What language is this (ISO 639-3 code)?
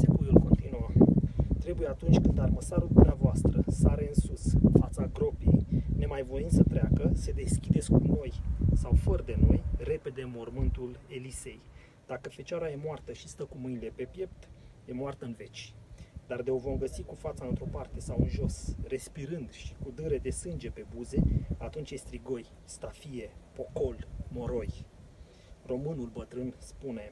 ron